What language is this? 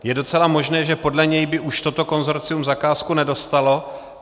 Czech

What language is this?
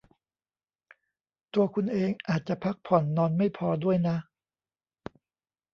Thai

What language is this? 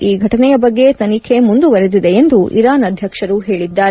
Kannada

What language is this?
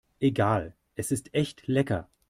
German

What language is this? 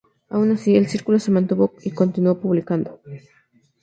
Spanish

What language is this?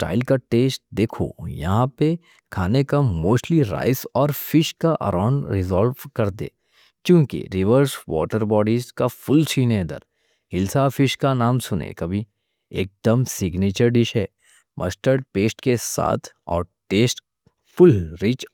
Deccan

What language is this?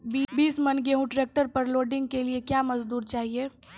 Maithili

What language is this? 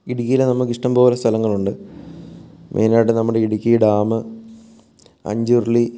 Malayalam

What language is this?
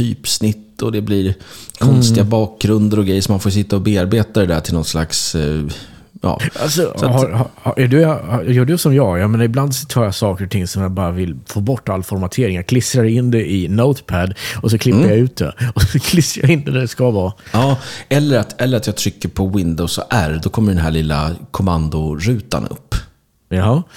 Swedish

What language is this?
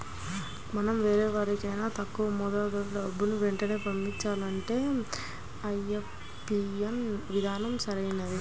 Telugu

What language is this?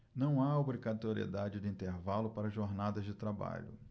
Portuguese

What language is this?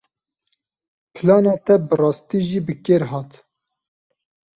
Kurdish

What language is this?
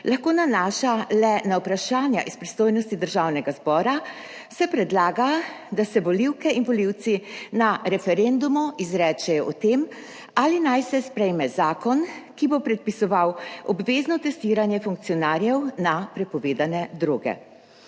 Slovenian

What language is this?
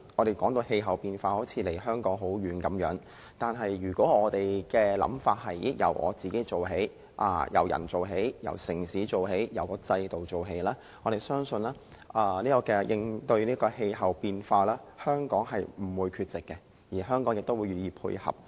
Cantonese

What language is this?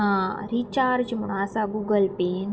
Konkani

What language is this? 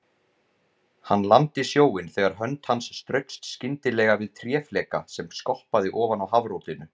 Icelandic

